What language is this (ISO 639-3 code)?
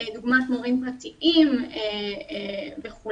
heb